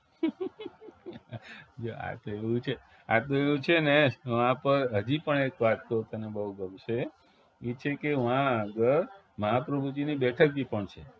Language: Gujarati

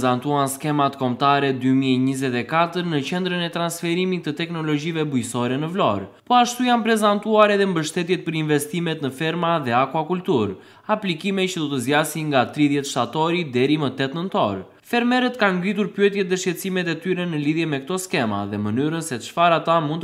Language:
Romanian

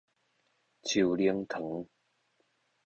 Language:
Min Nan Chinese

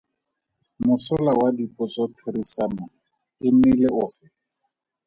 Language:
Tswana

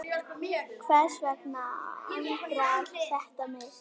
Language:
Icelandic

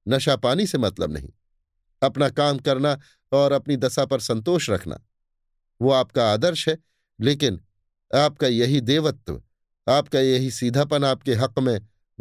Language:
Hindi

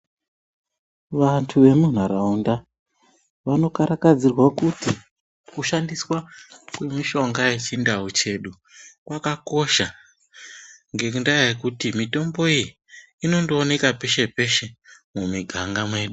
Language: Ndau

